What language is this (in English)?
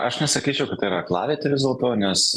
Lithuanian